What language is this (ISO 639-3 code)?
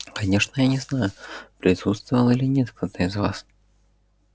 rus